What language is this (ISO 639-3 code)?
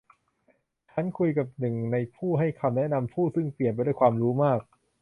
tha